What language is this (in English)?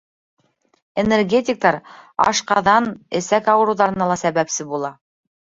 Bashkir